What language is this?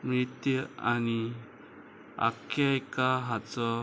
Konkani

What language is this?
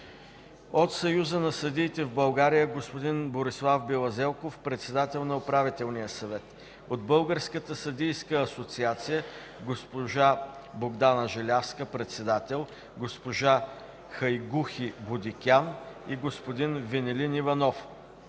Bulgarian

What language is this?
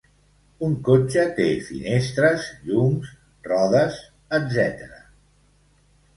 Catalan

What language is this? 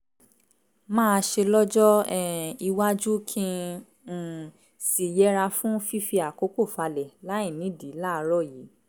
Yoruba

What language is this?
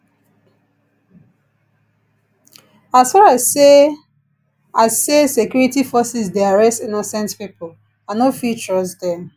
Nigerian Pidgin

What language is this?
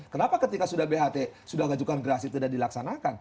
Indonesian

